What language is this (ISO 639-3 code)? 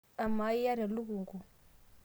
mas